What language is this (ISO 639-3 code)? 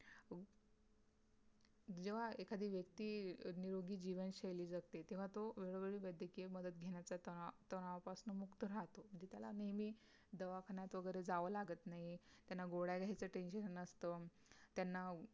mar